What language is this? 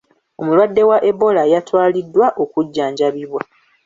Ganda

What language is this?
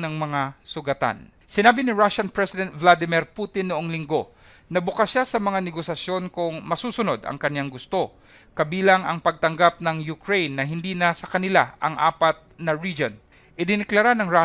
Filipino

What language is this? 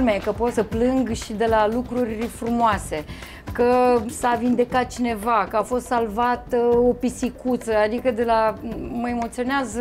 Romanian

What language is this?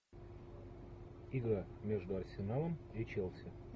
Russian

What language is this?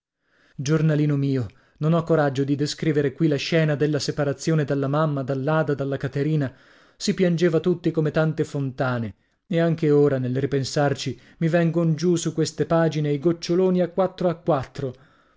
Italian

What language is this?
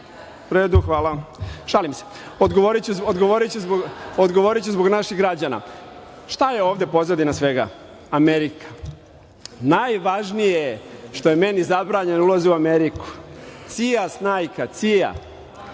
Serbian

